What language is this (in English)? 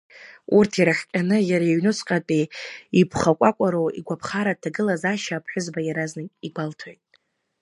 Abkhazian